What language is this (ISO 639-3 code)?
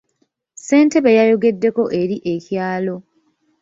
lug